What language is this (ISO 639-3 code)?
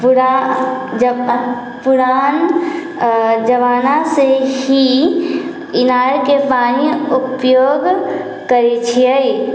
mai